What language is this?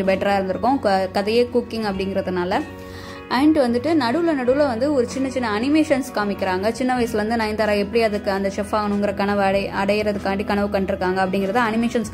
Arabic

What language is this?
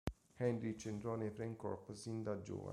Italian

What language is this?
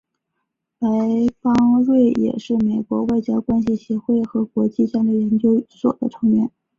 Chinese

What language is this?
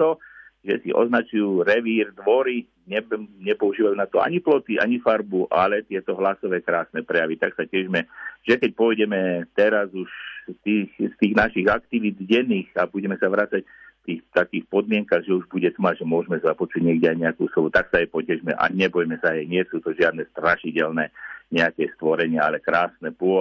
Slovak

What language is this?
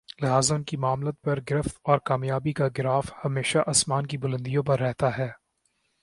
Urdu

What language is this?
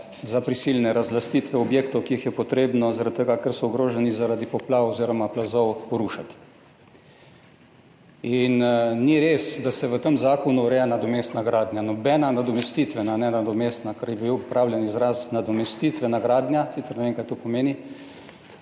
Slovenian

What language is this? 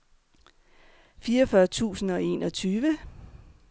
Danish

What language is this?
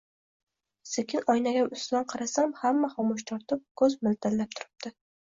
Uzbek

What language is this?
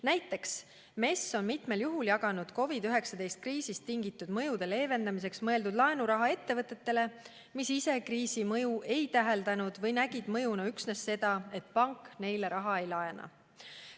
Estonian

